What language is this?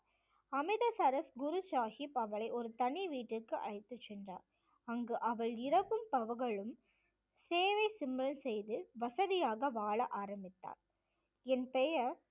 Tamil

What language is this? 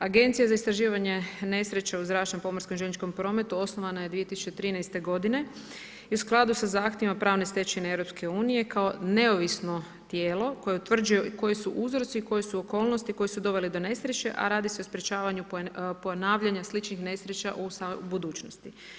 Croatian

